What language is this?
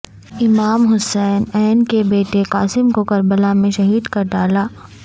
Urdu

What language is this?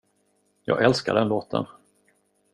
Swedish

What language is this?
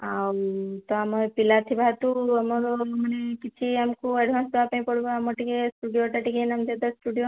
Odia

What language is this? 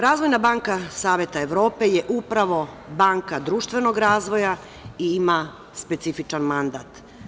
Serbian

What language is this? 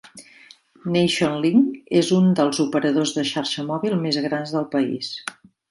Catalan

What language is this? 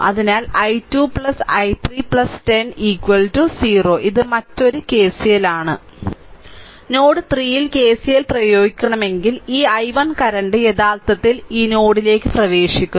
Malayalam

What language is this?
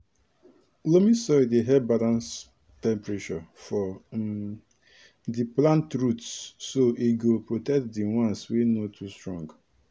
Nigerian Pidgin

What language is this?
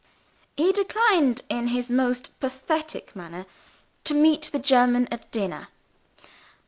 English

